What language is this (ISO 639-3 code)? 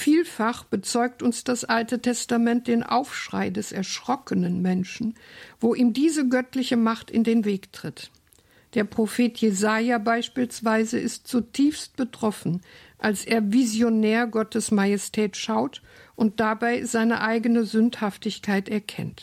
deu